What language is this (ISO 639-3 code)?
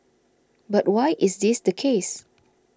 eng